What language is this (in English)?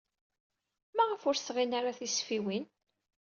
Kabyle